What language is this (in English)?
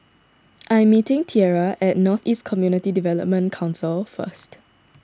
English